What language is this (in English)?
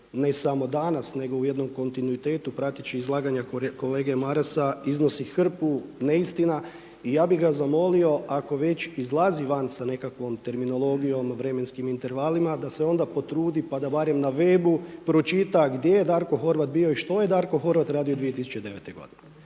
Croatian